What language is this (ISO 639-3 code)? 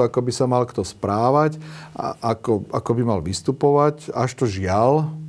slk